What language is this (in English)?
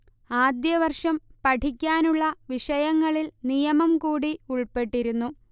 Malayalam